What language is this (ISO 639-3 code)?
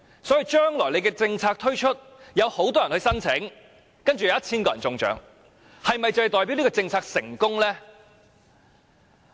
yue